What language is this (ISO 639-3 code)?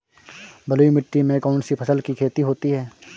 hin